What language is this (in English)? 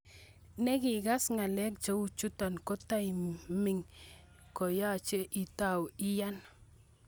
Kalenjin